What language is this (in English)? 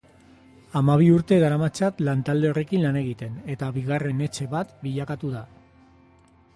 Basque